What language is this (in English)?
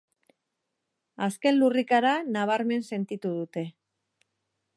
Basque